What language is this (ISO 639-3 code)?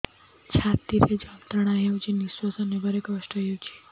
ori